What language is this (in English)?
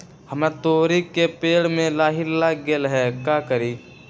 Magahi